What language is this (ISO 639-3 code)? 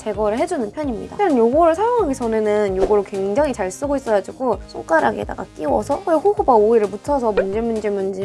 kor